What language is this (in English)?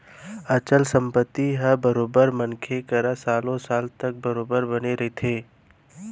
Chhattisgarhi